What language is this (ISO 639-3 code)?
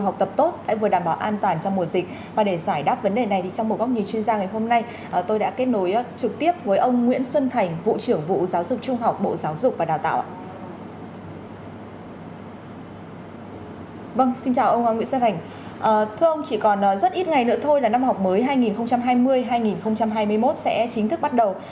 vie